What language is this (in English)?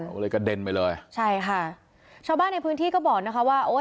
Thai